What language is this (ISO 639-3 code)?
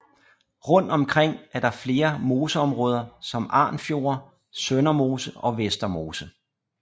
dan